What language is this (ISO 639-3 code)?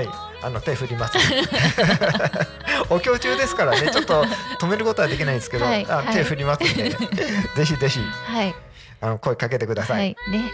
jpn